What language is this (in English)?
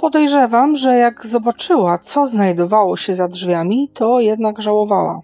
Polish